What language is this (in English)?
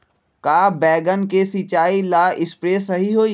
Magahi